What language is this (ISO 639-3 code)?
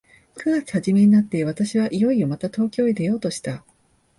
jpn